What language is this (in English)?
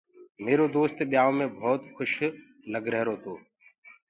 Gurgula